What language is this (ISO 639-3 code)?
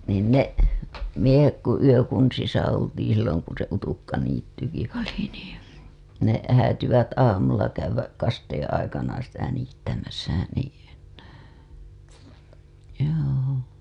fin